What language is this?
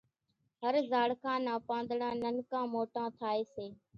Kachi Koli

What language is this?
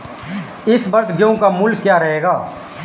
Hindi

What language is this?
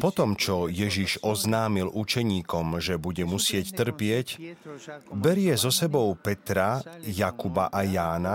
Slovak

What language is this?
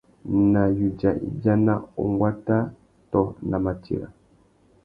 Tuki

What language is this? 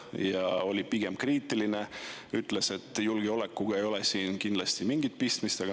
Estonian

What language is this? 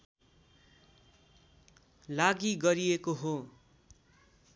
Nepali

